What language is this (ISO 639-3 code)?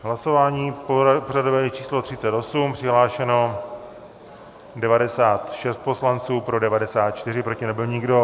ces